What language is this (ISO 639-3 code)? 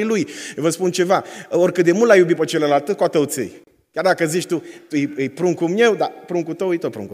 ron